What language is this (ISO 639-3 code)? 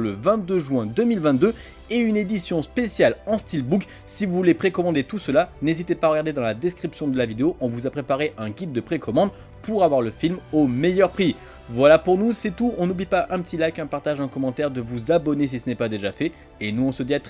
fra